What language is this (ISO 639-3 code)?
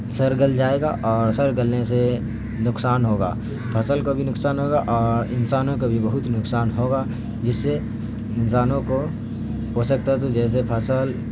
urd